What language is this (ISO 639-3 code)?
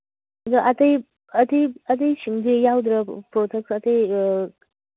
mni